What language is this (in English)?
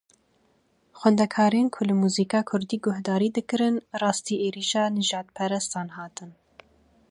Kurdish